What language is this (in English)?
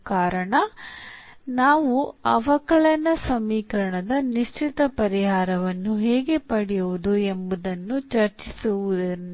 Kannada